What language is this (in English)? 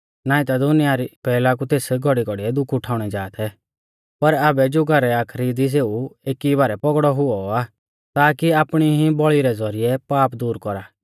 Mahasu Pahari